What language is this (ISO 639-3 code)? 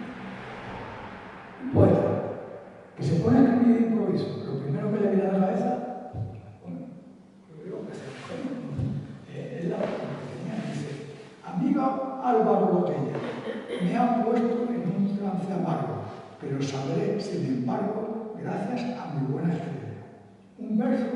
spa